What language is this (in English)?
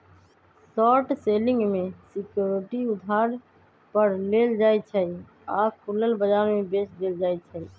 Magahi